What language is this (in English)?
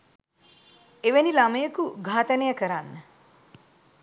Sinhala